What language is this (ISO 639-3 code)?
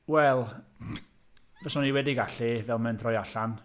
cym